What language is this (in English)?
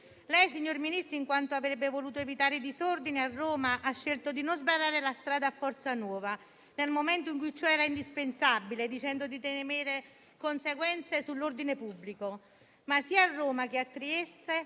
Italian